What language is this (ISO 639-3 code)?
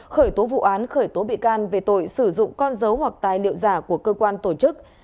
vie